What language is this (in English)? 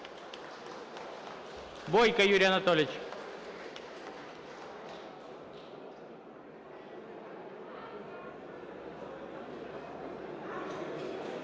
Ukrainian